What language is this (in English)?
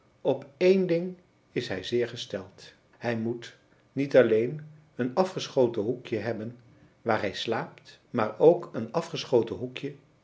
Dutch